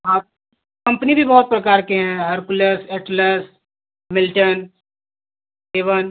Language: Hindi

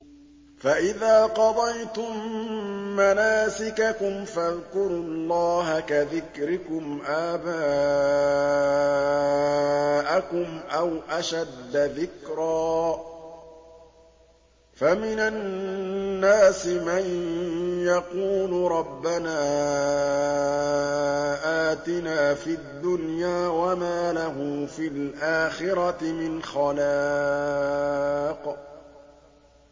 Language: Arabic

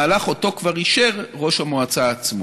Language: Hebrew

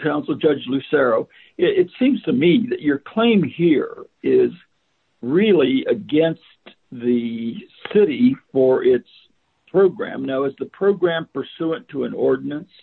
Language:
English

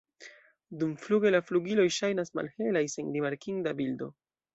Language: Esperanto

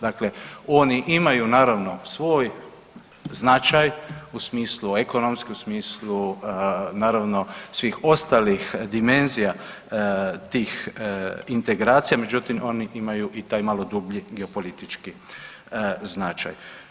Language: Croatian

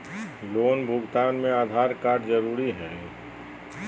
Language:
Magahi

